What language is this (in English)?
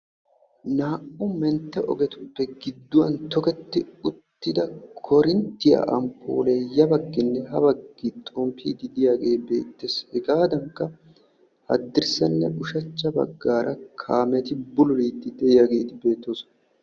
Wolaytta